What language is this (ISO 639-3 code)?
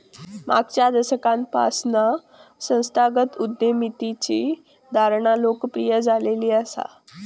mar